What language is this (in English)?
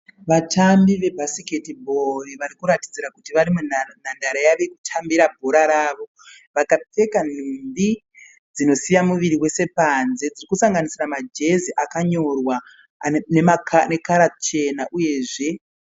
Shona